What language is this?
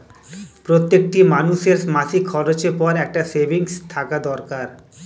Bangla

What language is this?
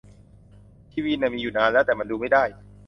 Thai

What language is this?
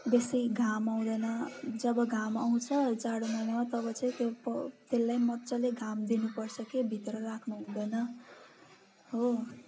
Nepali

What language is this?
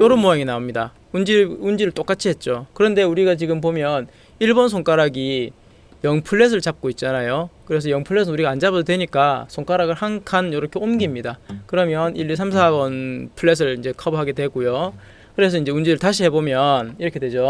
Korean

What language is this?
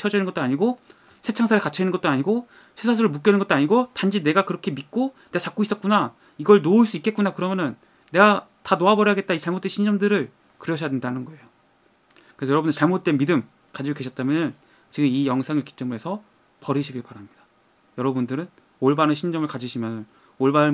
Korean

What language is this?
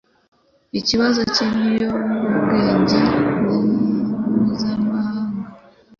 Kinyarwanda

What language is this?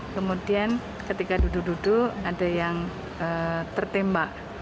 Indonesian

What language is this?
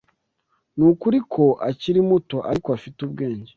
Kinyarwanda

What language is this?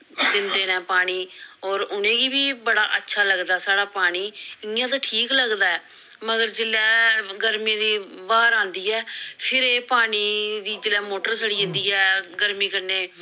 Dogri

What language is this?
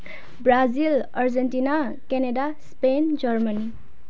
Nepali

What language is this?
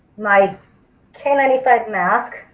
English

